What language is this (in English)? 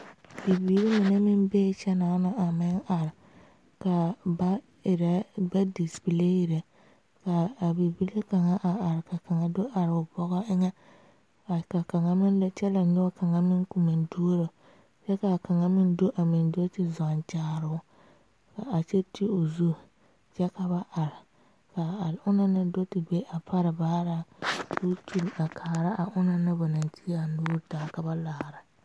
Southern Dagaare